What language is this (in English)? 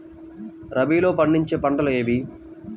Telugu